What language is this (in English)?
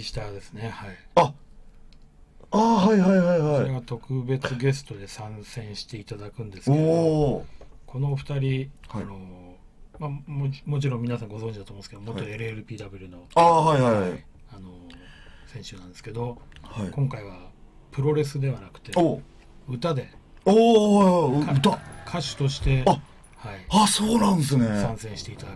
Japanese